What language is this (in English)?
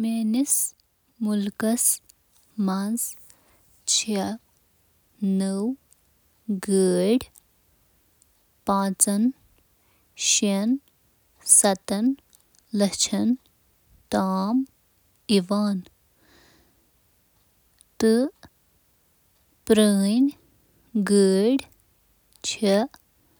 Kashmiri